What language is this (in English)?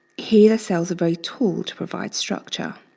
English